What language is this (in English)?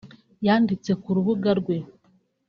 Kinyarwanda